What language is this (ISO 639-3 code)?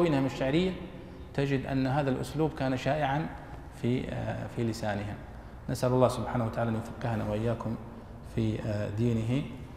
ara